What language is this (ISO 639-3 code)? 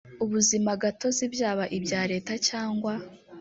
kin